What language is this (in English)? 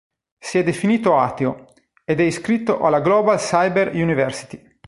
Italian